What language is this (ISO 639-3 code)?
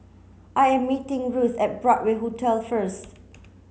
eng